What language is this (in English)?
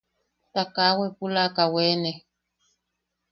Yaqui